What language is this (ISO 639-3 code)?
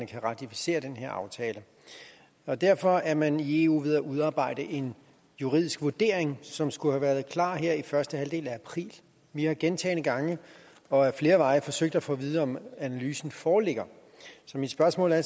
dan